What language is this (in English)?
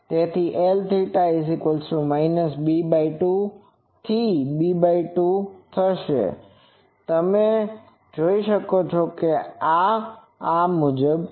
Gujarati